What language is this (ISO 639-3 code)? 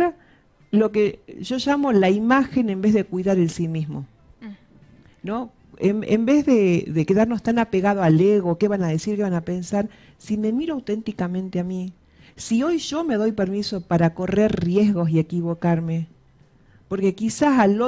spa